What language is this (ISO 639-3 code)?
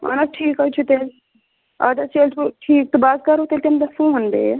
kas